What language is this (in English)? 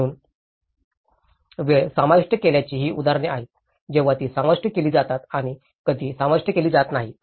Marathi